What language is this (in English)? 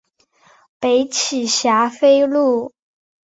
Chinese